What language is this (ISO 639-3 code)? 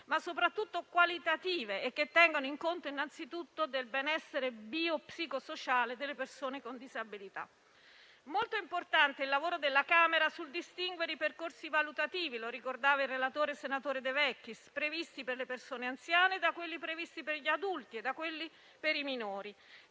ita